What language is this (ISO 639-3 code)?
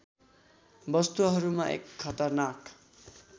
nep